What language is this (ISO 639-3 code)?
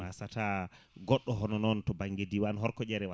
ful